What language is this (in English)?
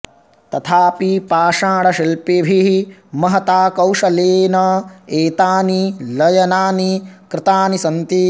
Sanskrit